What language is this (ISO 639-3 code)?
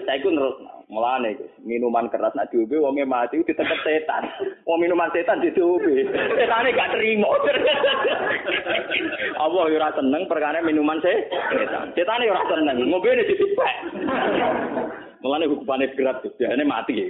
ind